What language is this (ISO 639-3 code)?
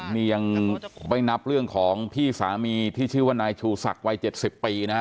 tha